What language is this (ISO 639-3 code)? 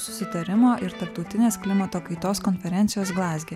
lit